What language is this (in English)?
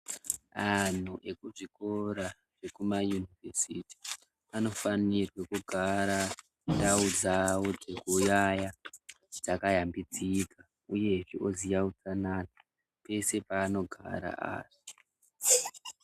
Ndau